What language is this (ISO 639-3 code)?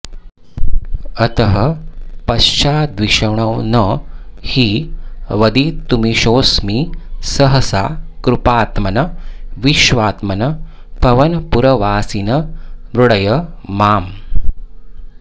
san